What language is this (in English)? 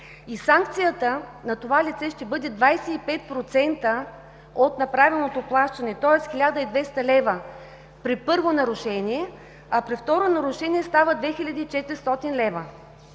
Bulgarian